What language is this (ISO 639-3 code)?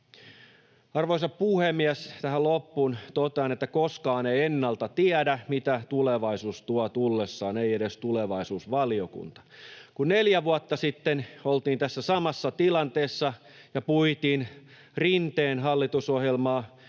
fin